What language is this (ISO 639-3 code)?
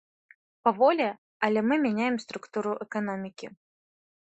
bel